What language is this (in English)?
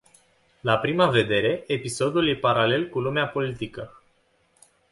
Romanian